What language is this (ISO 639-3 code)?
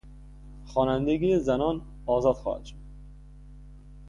fas